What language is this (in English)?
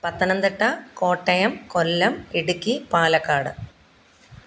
Malayalam